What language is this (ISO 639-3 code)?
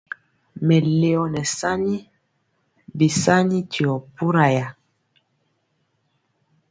mcx